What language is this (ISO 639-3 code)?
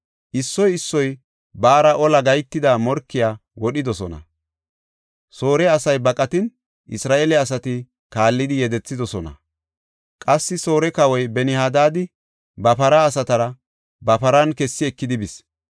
gof